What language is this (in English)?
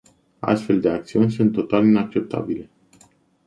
Romanian